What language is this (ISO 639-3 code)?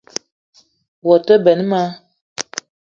eto